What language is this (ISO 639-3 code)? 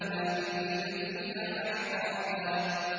ara